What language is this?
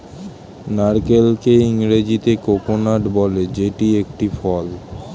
Bangla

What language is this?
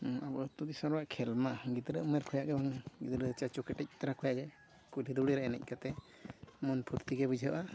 Santali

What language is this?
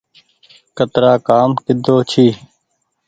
Goaria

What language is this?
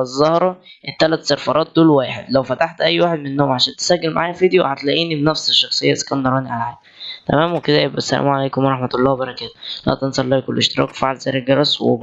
Arabic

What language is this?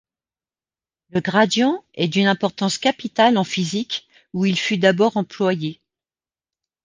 French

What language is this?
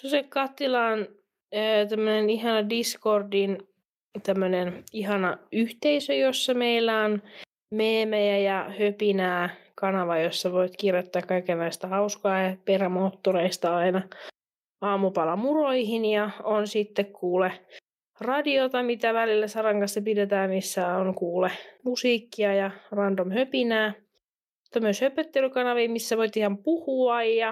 Finnish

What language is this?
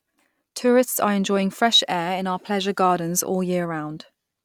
English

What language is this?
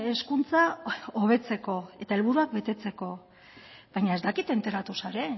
Basque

